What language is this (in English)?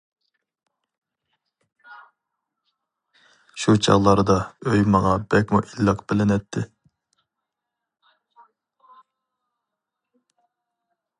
Uyghur